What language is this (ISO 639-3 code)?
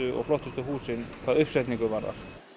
isl